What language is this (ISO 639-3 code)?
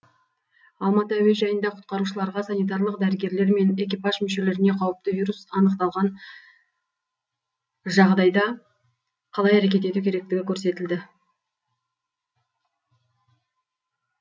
kaz